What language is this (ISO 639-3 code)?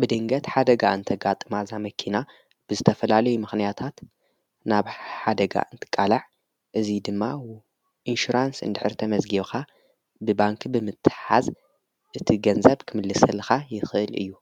tir